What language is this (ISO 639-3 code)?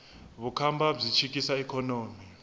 tso